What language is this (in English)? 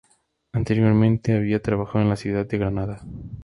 Spanish